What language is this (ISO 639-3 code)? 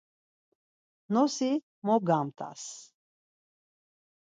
lzz